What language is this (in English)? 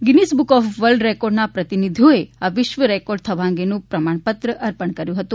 Gujarati